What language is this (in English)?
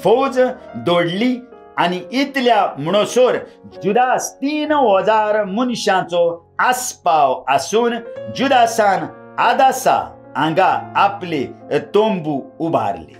Romanian